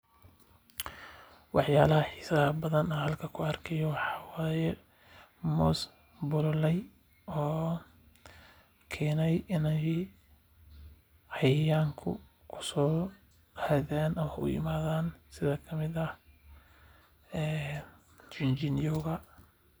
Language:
Somali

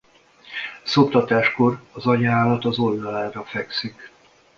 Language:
Hungarian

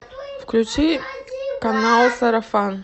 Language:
Russian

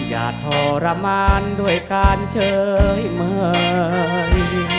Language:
Thai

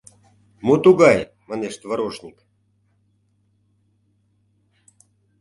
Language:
Mari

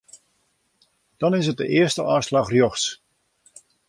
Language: Western Frisian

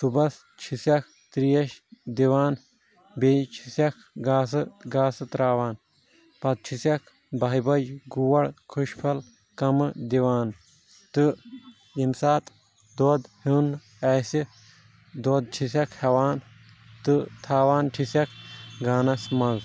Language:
Kashmiri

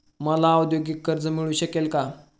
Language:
Marathi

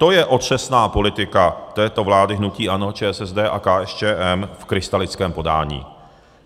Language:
Czech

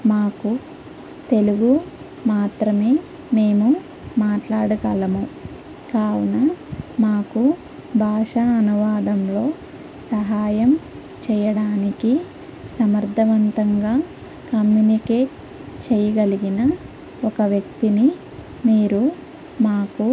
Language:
Telugu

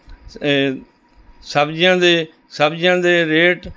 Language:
Punjabi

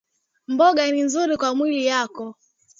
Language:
Swahili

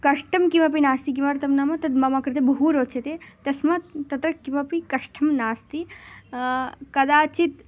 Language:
Sanskrit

